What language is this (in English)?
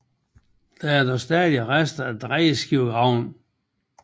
Danish